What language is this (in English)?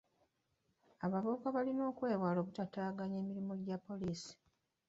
Ganda